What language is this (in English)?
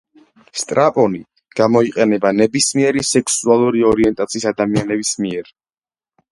Georgian